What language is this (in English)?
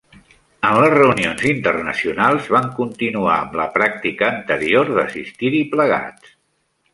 Catalan